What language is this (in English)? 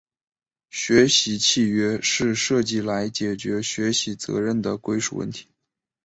Chinese